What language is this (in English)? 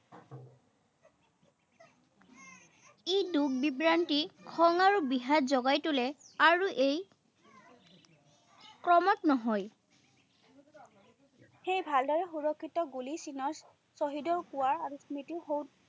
Assamese